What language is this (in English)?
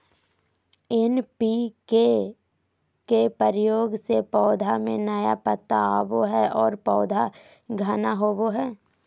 Magahi